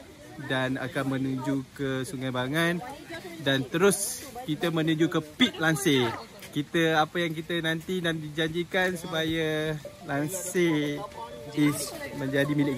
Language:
Malay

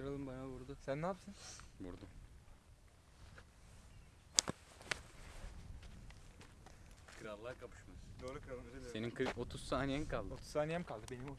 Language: Turkish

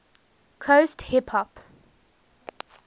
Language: English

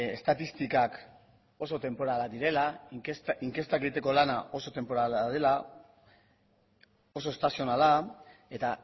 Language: Basque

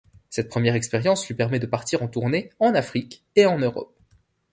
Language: French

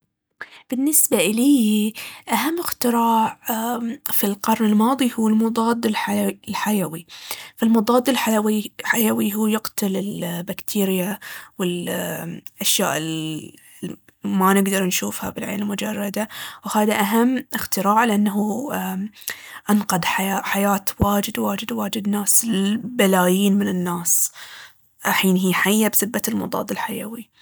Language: Baharna Arabic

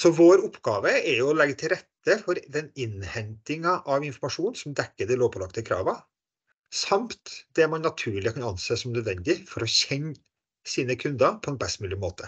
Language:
Norwegian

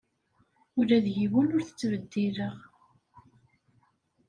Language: Kabyle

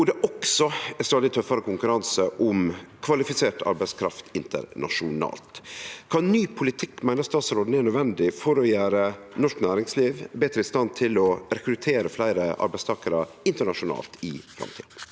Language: Norwegian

